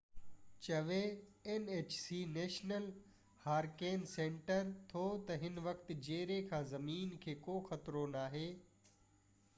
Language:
Sindhi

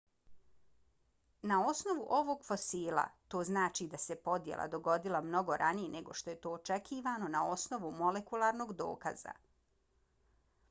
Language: Bosnian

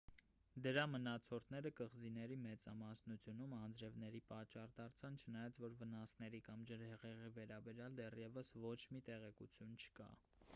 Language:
Armenian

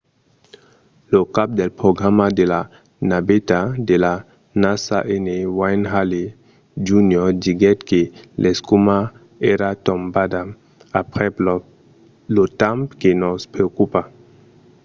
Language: Occitan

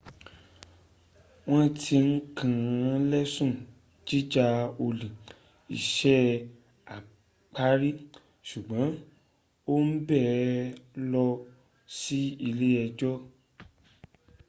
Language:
Yoruba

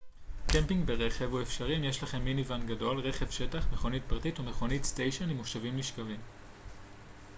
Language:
Hebrew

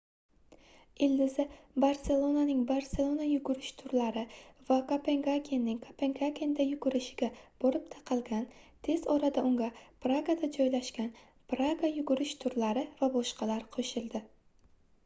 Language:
Uzbek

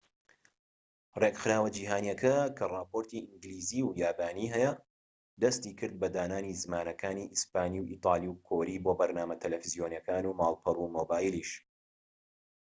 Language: Central Kurdish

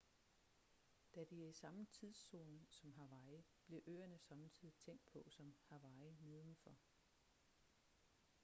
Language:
Danish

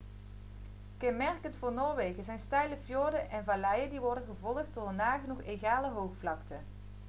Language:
Dutch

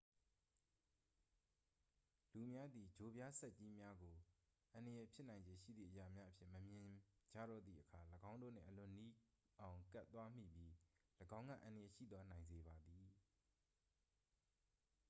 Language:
Burmese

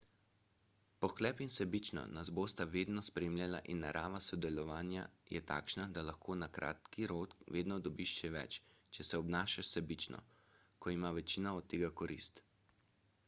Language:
Slovenian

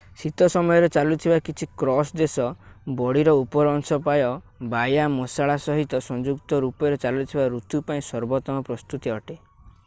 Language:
Odia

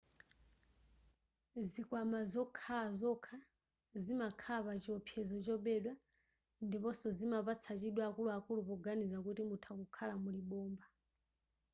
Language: Nyanja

